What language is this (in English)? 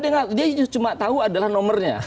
Indonesian